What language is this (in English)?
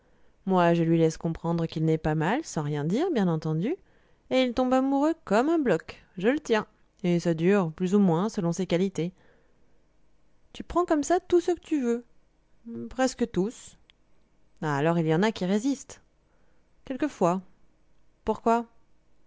French